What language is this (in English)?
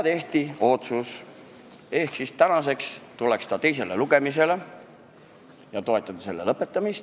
Estonian